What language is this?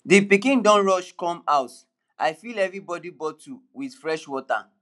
Nigerian Pidgin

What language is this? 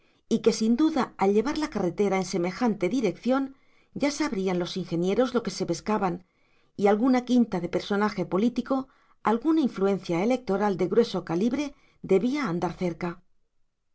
Spanish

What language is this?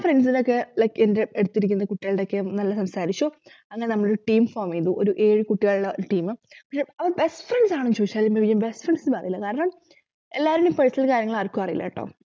Malayalam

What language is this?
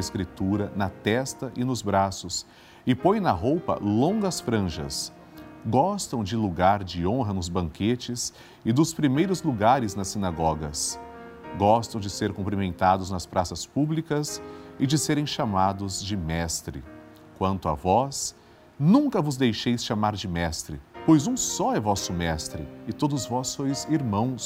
Portuguese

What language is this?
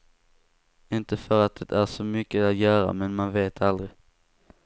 Swedish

